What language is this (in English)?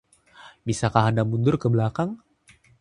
Indonesian